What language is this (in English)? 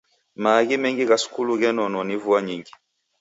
Taita